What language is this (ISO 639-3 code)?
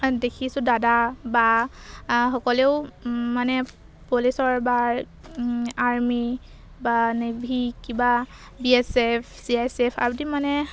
asm